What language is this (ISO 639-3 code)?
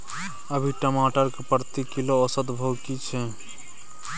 mai